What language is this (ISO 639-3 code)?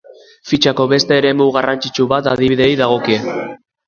eus